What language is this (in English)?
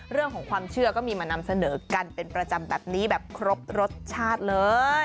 Thai